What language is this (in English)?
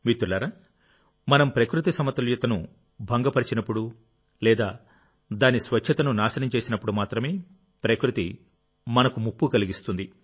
Telugu